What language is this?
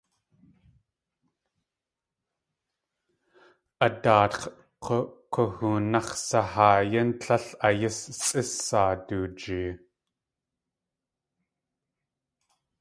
Tlingit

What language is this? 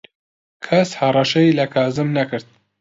Central Kurdish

